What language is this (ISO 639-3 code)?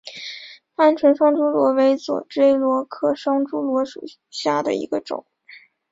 zho